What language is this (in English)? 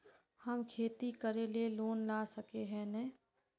Magahi